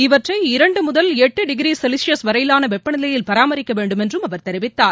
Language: Tamil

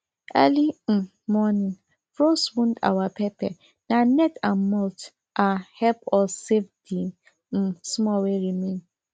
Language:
Nigerian Pidgin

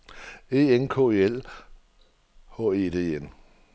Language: Danish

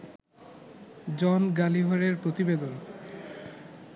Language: Bangla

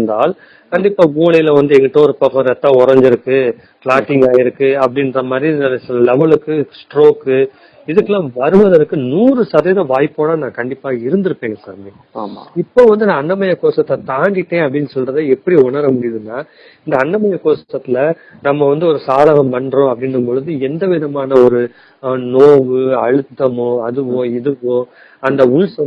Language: Tamil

